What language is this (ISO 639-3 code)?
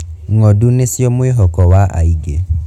kik